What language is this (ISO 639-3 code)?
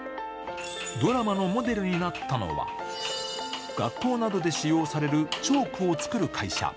jpn